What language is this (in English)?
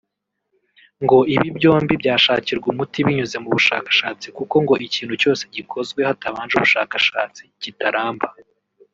Kinyarwanda